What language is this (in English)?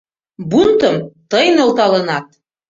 Mari